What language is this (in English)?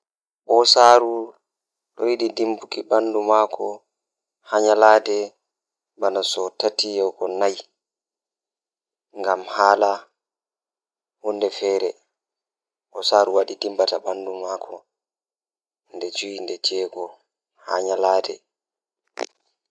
Fula